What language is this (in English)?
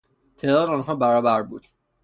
Persian